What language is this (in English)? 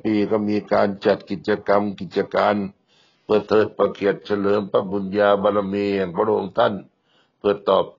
Thai